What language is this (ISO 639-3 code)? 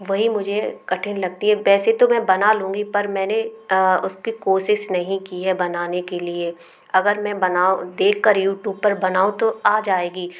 hin